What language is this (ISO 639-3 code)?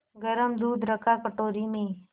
hin